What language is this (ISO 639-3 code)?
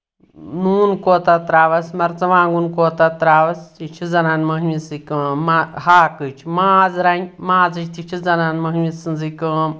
kas